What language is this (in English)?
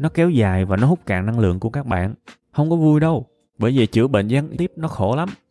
Vietnamese